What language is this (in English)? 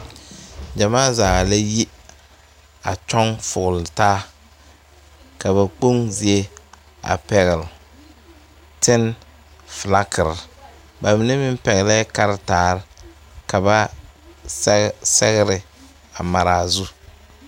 Southern Dagaare